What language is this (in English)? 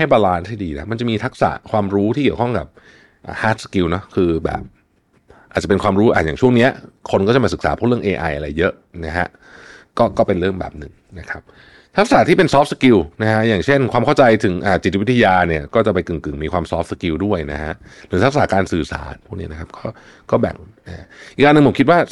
Thai